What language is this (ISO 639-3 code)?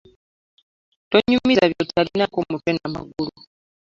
lug